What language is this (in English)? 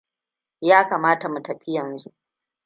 Hausa